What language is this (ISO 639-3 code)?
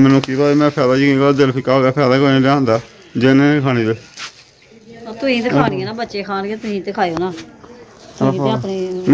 ara